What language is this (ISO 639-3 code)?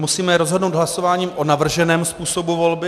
ces